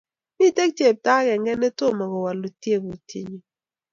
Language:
Kalenjin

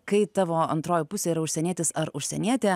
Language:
Lithuanian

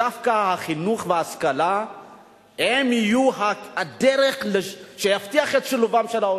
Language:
Hebrew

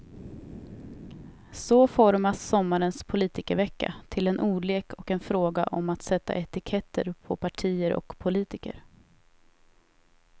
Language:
Swedish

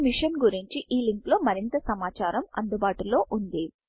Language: Telugu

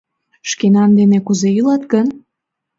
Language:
Mari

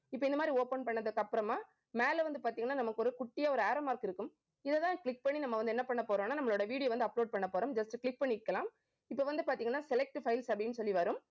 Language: Tamil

